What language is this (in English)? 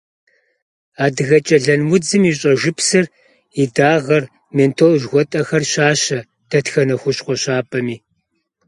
Kabardian